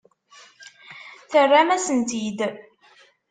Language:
Kabyle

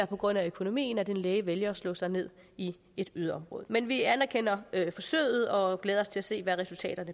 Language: Danish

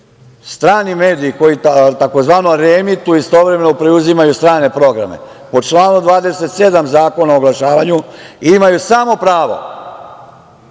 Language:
Serbian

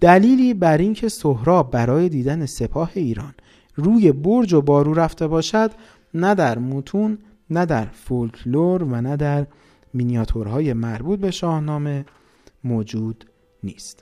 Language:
Persian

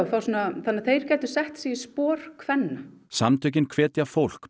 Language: Icelandic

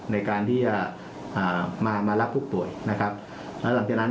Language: Thai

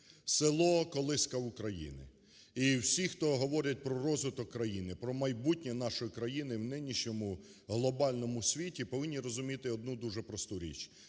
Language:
Ukrainian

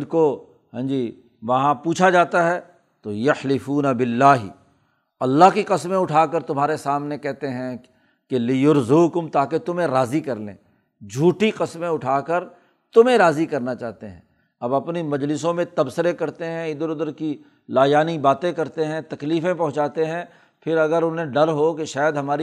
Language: Urdu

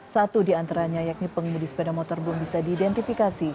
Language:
Indonesian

